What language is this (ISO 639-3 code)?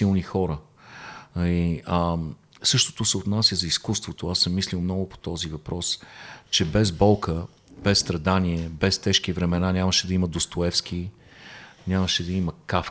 bul